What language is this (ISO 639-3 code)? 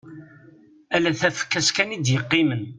kab